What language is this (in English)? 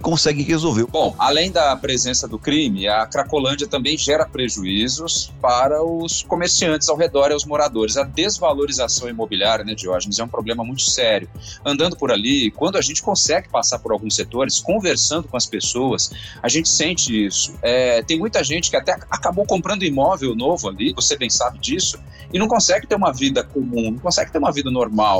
Portuguese